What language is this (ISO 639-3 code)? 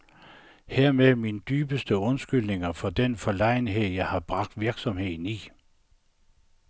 dan